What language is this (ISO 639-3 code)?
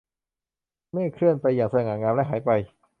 tha